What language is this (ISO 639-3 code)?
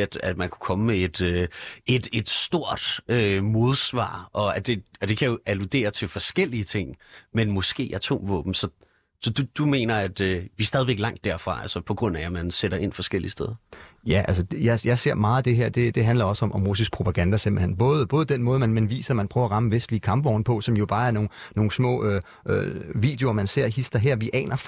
dan